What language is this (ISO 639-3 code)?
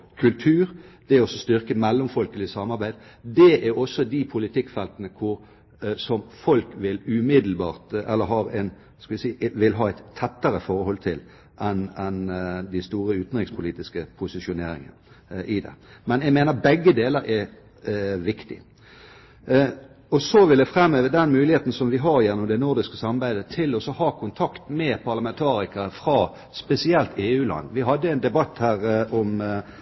nob